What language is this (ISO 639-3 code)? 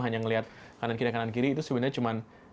ind